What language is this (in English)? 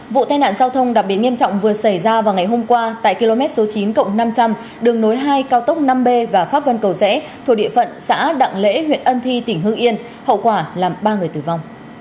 Vietnamese